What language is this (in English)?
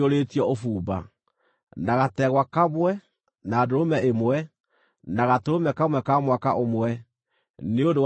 Kikuyu